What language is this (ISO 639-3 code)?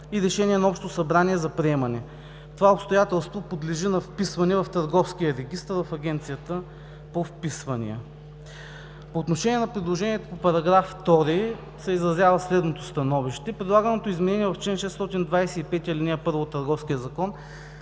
bul